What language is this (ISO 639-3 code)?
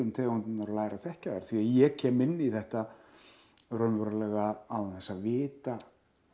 isl